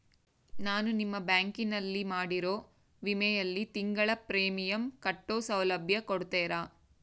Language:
Kannada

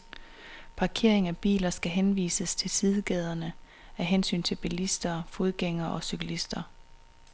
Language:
Danish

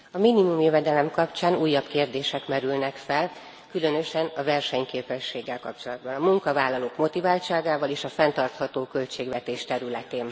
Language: Hungarian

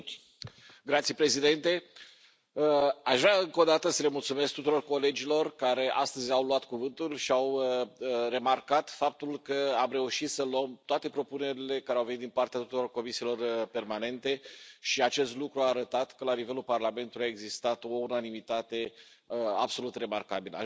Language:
Romanian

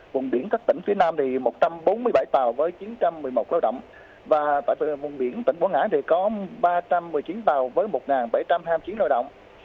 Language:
Vietnamese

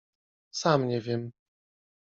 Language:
Polish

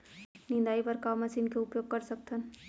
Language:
Chhattisgarhi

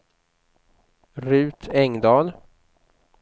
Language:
Swedish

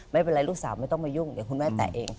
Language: Thai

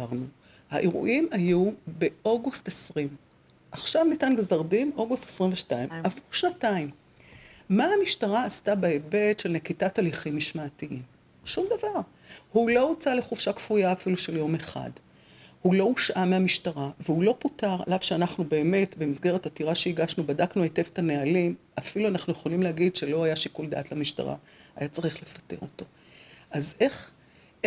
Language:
Hebrew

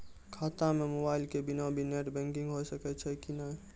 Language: Maithili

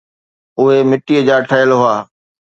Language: Sindhi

